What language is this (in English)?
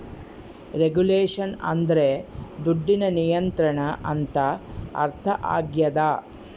Kannada